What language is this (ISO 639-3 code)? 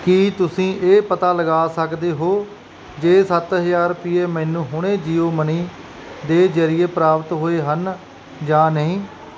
pan